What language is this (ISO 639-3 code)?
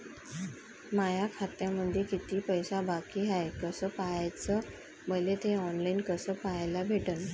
mar